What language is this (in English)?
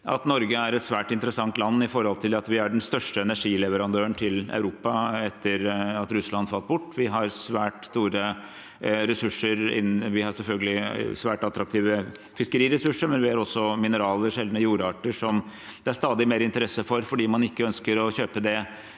Norwegian